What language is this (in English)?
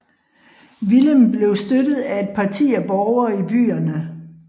Danish